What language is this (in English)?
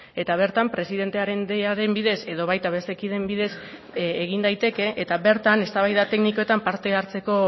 Basque